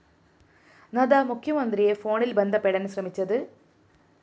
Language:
Malayalam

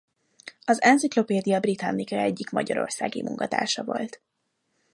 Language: Hungarian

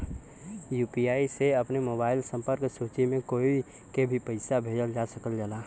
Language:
Bhojpuri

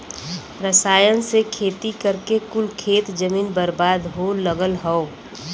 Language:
Bhojpuri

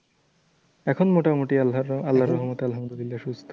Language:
Bangla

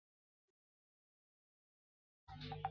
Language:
Chinese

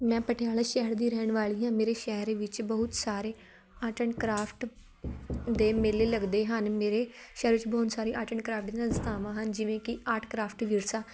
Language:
Punjabi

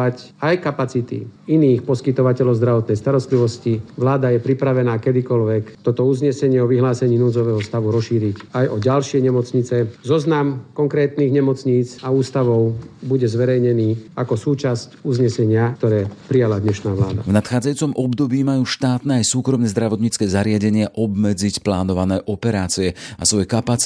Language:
Slovak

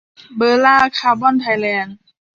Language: Thai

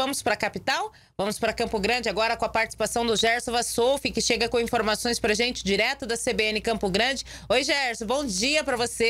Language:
Portuguese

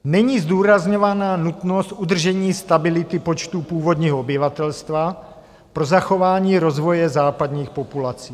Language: Czech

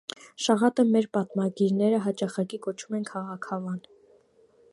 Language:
Armenian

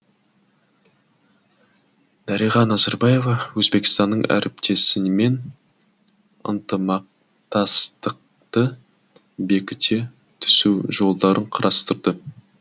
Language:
Kazakh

